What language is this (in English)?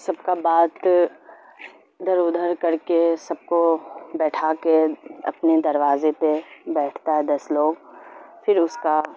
Urdu